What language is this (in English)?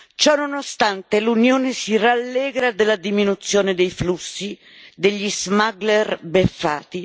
Italian